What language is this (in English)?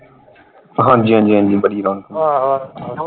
Punjabi